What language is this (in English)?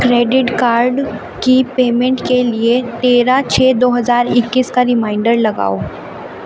Urdu